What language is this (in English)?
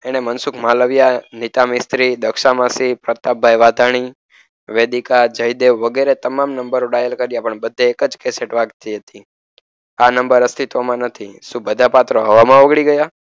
Gujarati